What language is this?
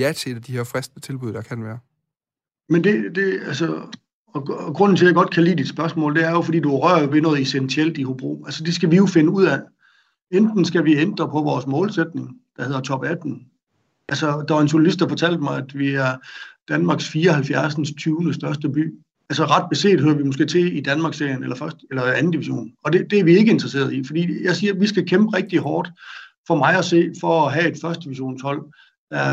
Danish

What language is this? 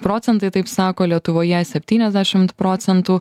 Lithuanian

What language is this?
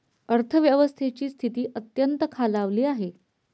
Marathi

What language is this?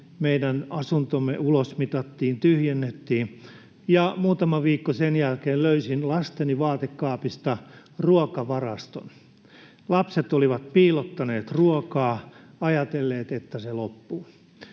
Finnish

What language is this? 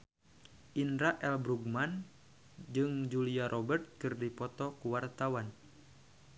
Sundanese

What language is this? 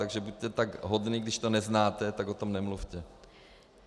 Czech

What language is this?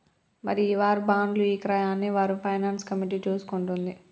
Telugu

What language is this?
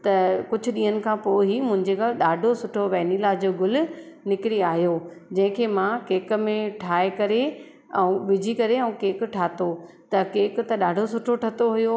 Sindhi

